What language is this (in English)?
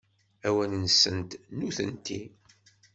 Kabyle